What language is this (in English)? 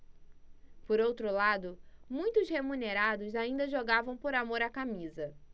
Portuguese